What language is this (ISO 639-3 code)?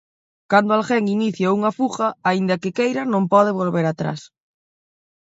glg